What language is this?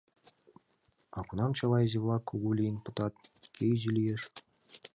Mari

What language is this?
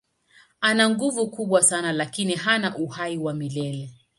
Swahili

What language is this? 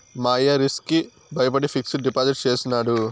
Telugu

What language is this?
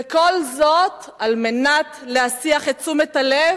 Hebrew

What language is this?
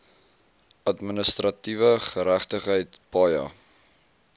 Afrikaans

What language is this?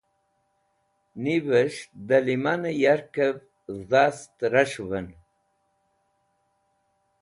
Wakhi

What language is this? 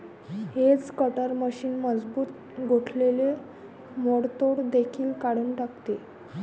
Marathi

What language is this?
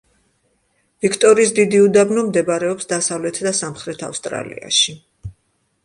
Georgian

